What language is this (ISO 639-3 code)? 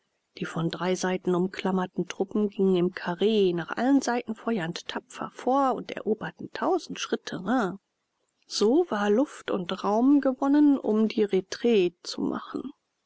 deu